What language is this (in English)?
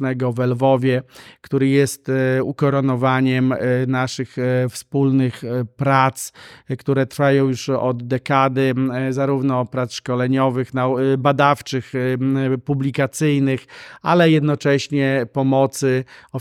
Polish